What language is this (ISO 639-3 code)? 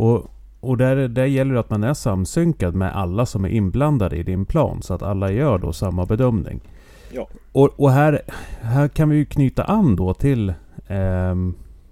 swe